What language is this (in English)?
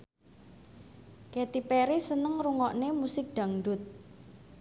Javanese